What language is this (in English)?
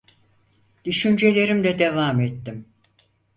Turkish